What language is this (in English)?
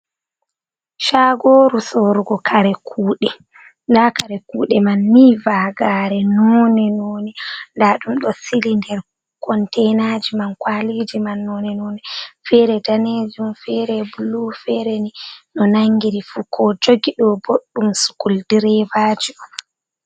Fula